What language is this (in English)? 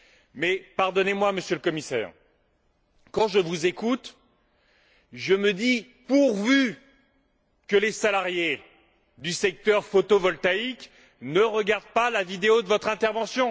French